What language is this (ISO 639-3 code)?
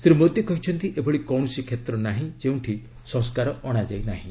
ori